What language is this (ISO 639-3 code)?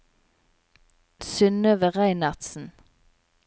nor